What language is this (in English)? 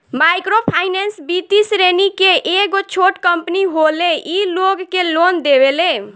Bhojpuri